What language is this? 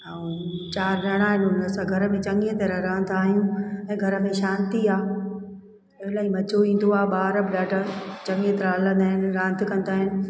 Sindhi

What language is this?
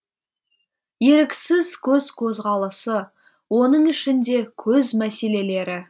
Kazakh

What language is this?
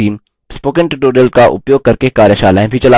Hindi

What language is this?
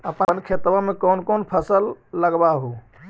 Magahi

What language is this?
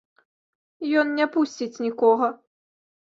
Belarusian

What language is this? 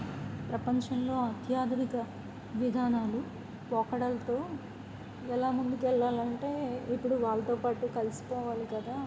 Telugu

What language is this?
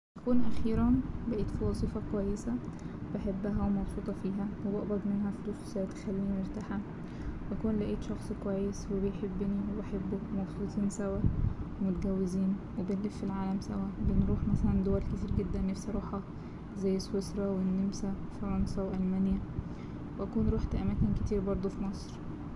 Egyptian Arabic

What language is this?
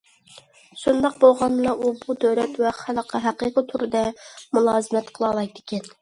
Uyghur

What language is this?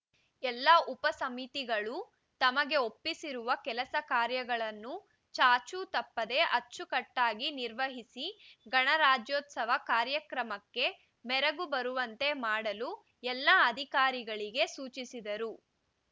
Kannada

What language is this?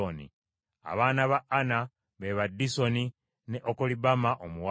Ganda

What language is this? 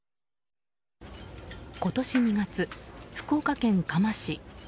Japanese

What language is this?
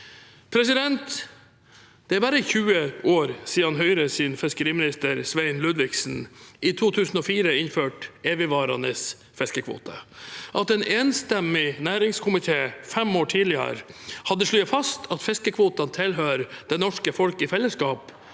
Norwegian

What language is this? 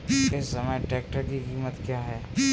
Hindi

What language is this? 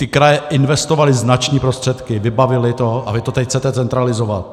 Czech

